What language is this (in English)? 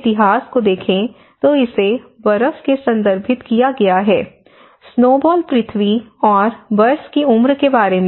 Hindi